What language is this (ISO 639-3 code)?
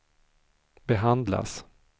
swe